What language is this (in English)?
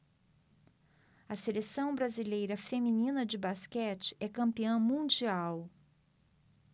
Portuguese